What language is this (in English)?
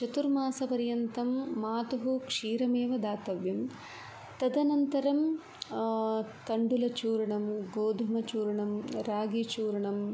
Sanskrit